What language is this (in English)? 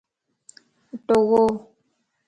Lasi